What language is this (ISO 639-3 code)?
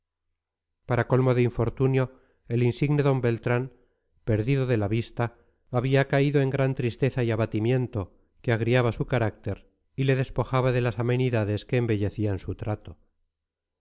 spa